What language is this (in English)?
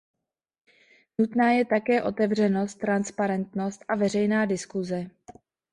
Czech